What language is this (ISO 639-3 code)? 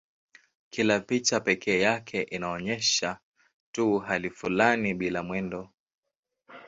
swa